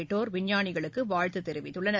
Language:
Tamil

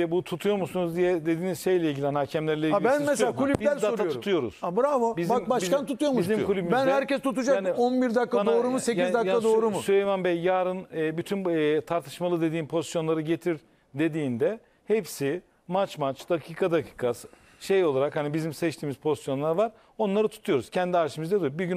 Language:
Turkish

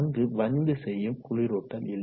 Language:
Tamil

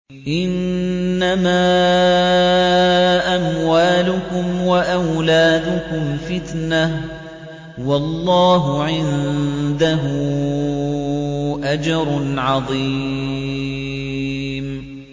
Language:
Arabic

